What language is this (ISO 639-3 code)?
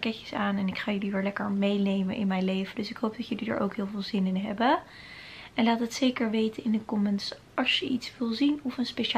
nld